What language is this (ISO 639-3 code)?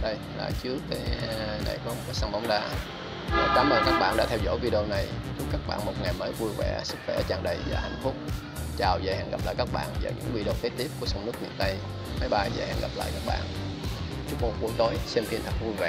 vie